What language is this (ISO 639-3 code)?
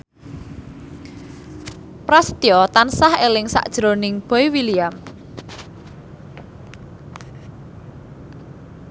jav